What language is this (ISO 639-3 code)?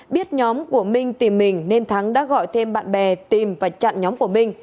vie